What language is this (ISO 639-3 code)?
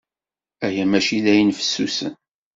kab